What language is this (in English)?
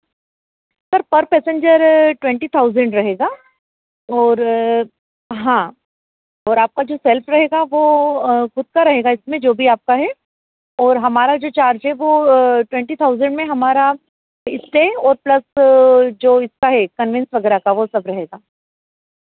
Hindi